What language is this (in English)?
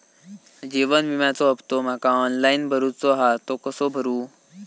Marathi